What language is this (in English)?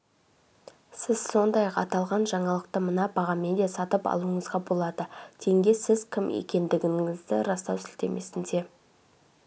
Kazakh